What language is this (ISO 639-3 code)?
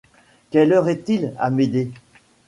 fra